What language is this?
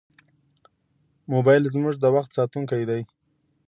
Pashto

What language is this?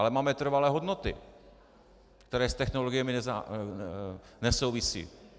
Czech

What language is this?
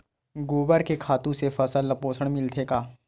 Chhattisgarhi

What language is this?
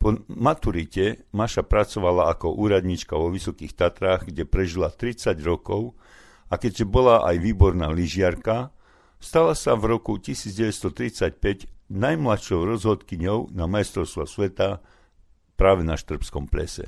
Slovak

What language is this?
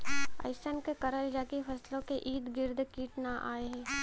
Bhojpuri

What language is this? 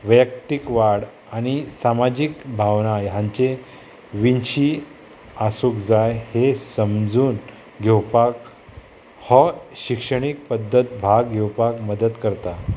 Konkani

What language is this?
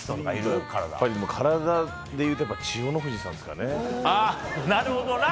Japanese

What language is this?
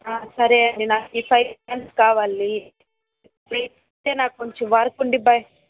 Telugu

